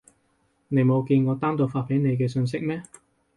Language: Cantonese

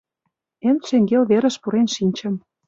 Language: Mari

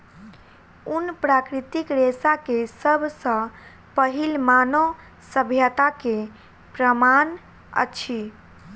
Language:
Maithili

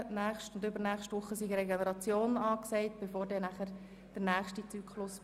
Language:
Swiss German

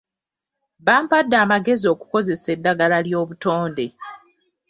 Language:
Ganda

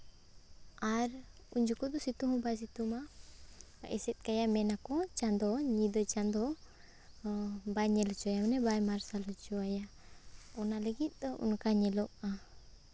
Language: Santali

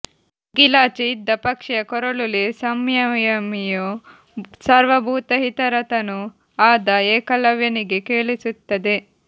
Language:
Kannada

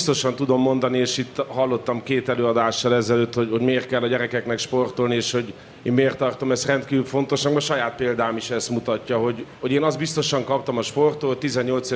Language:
Hungarian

